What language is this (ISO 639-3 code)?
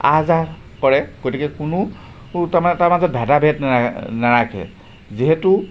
asm